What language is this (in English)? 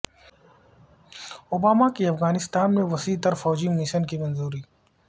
Urdu